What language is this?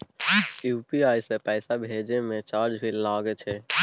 Maithili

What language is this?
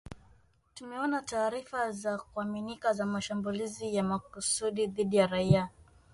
Swahili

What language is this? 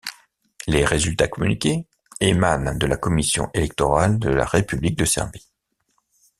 French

